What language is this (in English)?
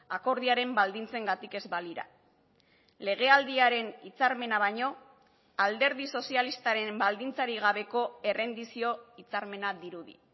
Basque